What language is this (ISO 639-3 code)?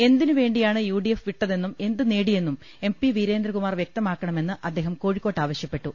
mal